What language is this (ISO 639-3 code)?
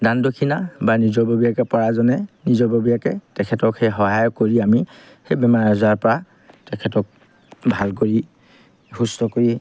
asm